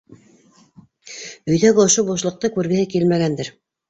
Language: Bashkir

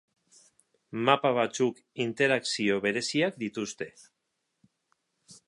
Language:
Basque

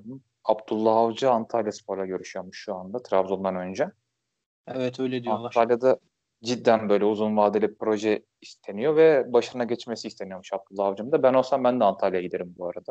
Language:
Turkish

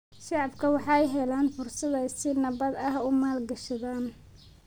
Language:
Somali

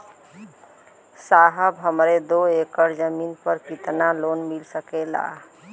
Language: Bhojpuri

